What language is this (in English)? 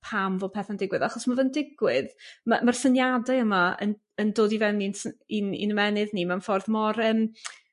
Welsh